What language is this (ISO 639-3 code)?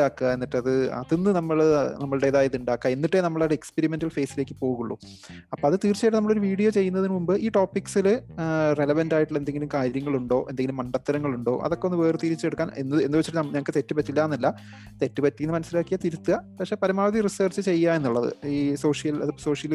mal